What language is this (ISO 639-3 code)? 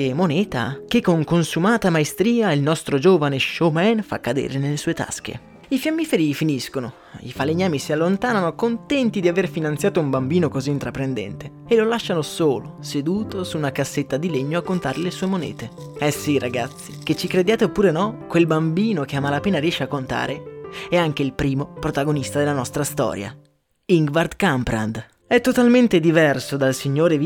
ita